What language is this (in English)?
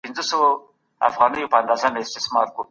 Pashto